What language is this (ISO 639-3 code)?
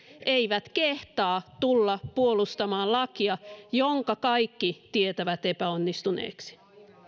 fin